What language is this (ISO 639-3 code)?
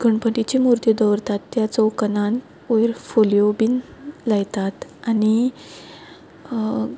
kok